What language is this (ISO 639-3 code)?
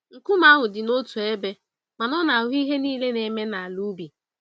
ibo